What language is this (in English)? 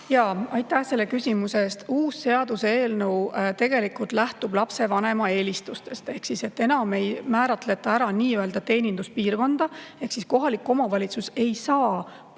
Estonian